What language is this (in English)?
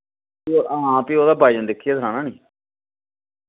Dogri